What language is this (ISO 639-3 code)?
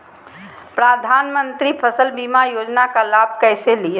mag